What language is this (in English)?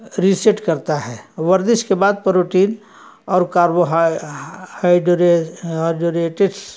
Urdu